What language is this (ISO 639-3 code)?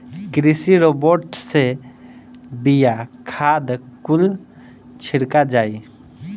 bho